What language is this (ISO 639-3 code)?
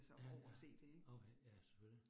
dan